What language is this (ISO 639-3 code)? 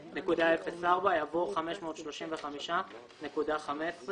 heb